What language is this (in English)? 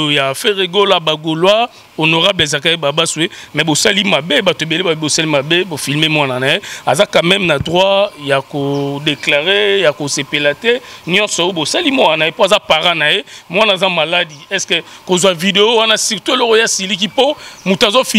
French